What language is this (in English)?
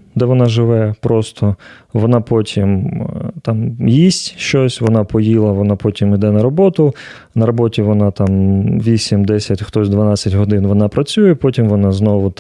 Ukrainian